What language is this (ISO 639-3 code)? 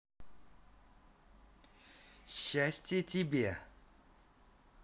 rus